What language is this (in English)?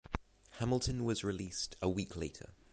English